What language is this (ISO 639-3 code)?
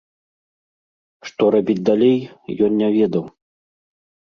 bel